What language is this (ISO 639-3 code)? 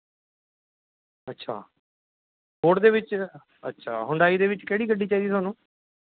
pan